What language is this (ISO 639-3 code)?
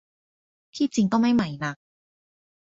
tha